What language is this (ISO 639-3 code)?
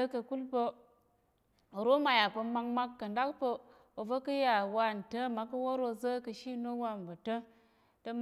yer